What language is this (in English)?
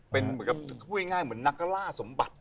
Thai